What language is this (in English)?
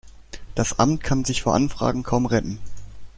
German